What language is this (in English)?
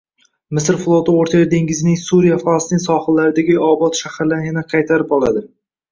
Uzbek